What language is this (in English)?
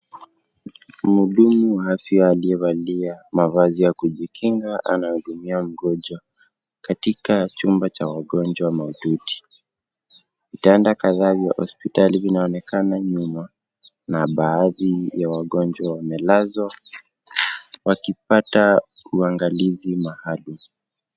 Swahili